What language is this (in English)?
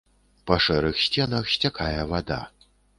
Belarusian